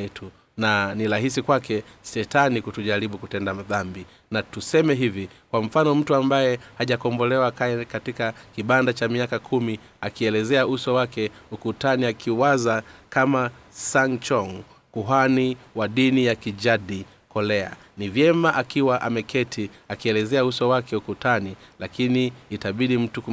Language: Swahili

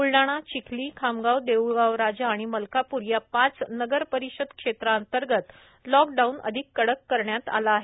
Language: Marathi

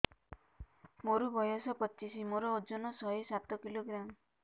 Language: Odia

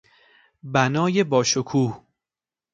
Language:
Persian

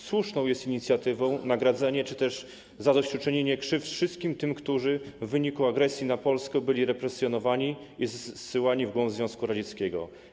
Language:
Polish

